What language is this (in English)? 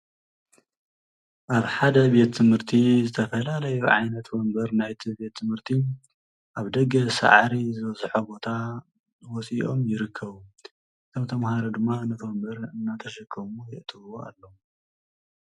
Tigrinya